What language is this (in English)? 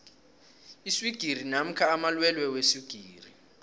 South Ndebele